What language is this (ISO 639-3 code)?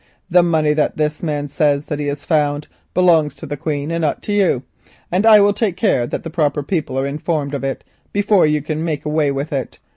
eng